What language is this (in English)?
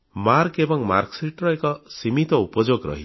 Odia